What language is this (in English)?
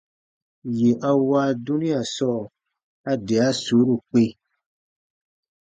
Baatonum